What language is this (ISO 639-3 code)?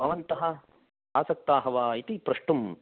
san